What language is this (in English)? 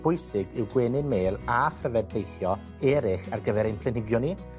Welsh